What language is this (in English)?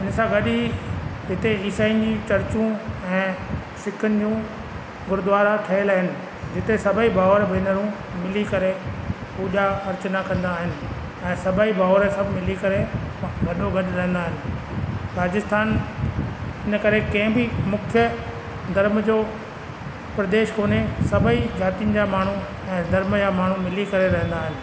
Sindhi